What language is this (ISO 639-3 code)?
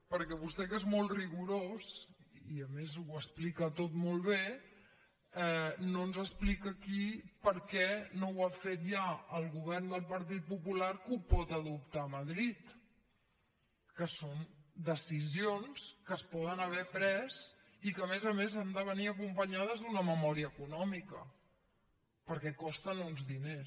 cat